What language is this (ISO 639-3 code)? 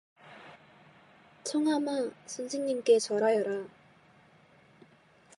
kor